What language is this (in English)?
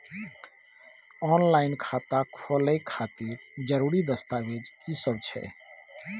Maithili